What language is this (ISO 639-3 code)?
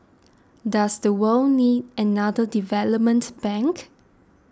eng